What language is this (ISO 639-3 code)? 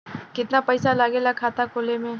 bho